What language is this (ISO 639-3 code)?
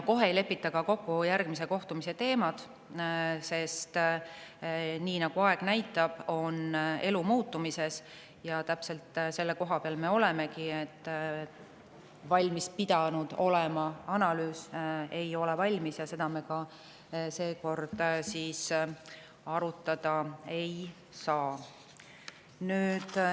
est